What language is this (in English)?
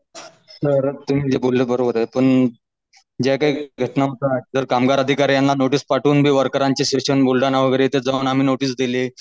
Marathi